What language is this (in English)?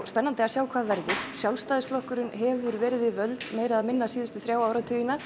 Icelandic